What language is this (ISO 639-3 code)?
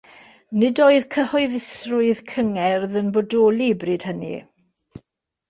cym